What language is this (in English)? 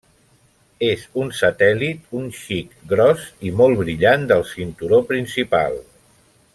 Catalan